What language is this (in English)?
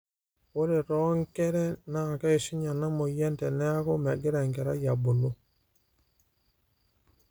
Masai